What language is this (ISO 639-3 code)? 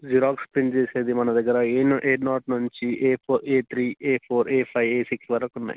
tel